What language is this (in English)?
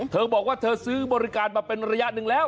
Thai